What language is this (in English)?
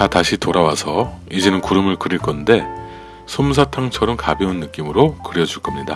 Korean